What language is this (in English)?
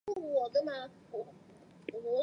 Chinese